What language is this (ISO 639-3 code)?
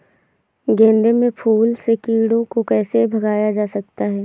hin